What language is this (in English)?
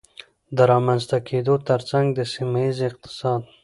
Pashto